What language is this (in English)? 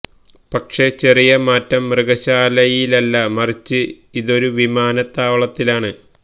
Malayalam